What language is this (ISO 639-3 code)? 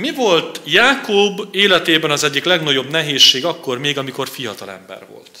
hun